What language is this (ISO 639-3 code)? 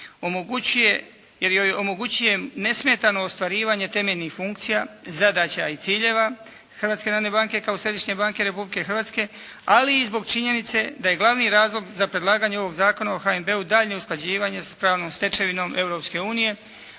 hrv